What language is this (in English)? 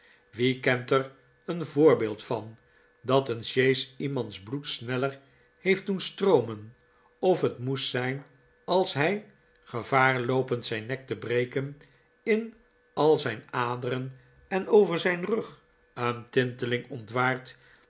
Dutch